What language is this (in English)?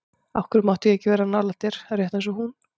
Icelandic